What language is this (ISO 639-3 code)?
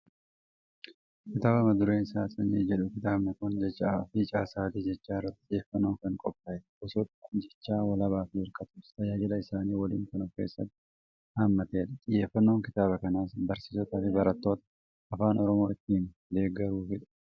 orm